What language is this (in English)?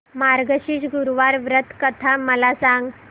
Marathi